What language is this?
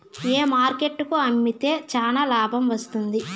Telugu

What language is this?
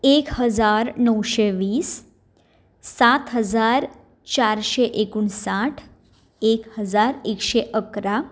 Konkani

